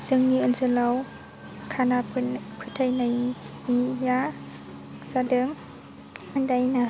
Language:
Bodo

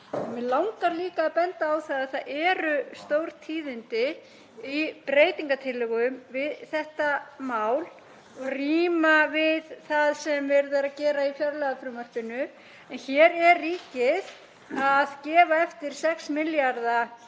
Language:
Icelandic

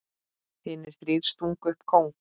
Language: Icelandic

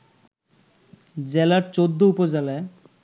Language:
Bangla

